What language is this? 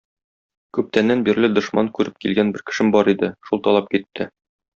Tatar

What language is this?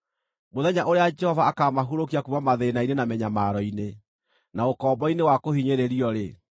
Kikuyu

